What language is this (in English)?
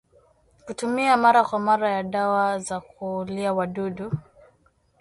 Swahili